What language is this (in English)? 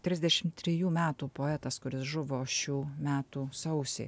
Lithuanian